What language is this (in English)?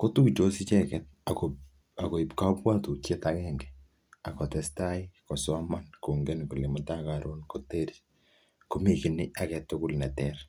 Kalenjin